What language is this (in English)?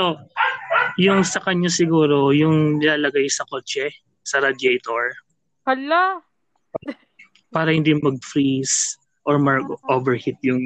Filipino